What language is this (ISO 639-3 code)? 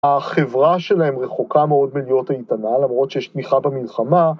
heb